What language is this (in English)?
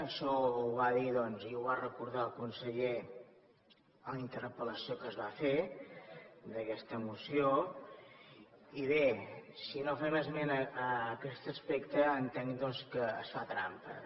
Catalan